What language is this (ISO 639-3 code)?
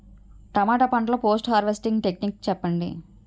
tel